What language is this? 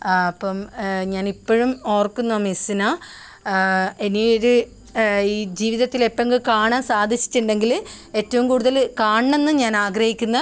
Malayalam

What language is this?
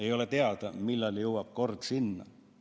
Estonian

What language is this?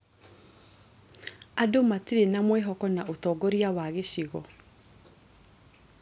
Kikuyu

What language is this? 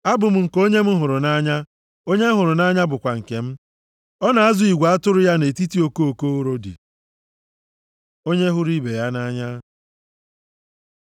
Igbo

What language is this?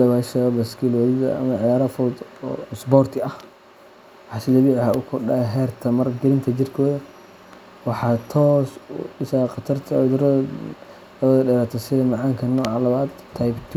Somali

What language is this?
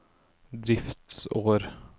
Norwegian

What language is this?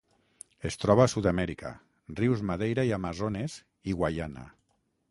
Catalan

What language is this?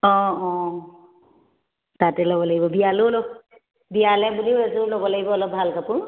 Assamese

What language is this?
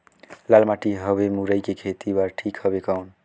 Chhattisgarhi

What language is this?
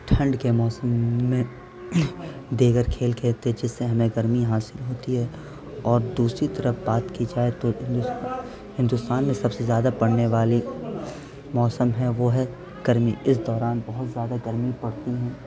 Urdu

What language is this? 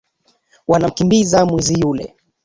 Swahili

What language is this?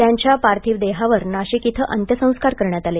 Marathi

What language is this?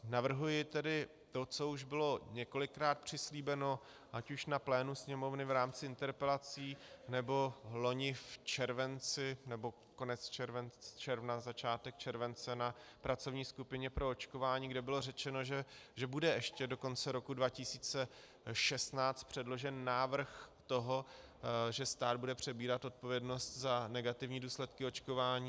Czech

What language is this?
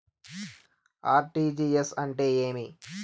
Telugu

